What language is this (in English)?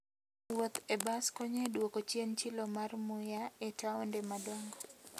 Luo (Kenya and Tanzania)